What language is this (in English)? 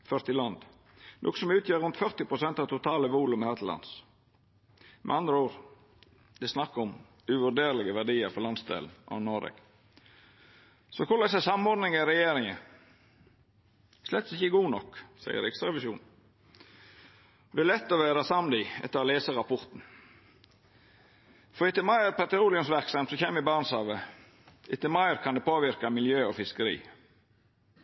Norwegian Nynorsk